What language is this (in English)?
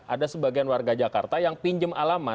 Indonesian